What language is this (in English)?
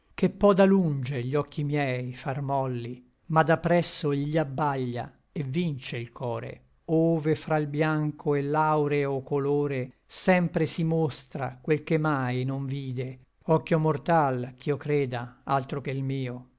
Italian